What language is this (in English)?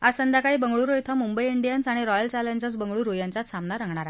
Marathi